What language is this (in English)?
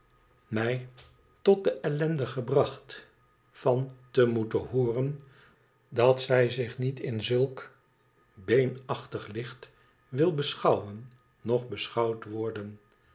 Dutch